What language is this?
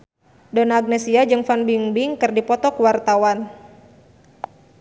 Sundanese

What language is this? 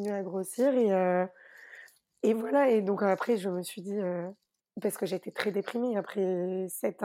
French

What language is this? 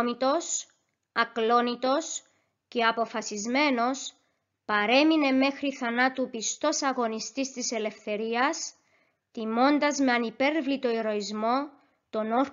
Greek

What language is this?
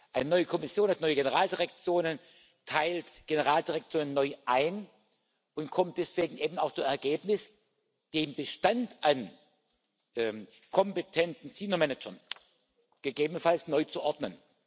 German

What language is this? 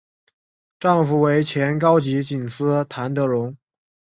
Chinese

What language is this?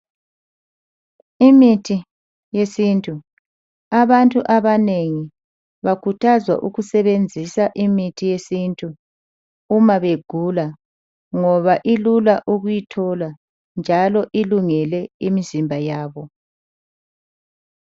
North Ndebele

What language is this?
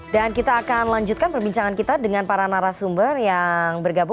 Indonesian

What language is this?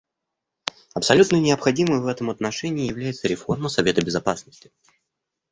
Russian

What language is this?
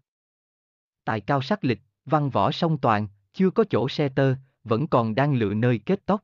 Vietnamese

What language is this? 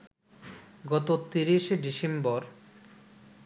Bangla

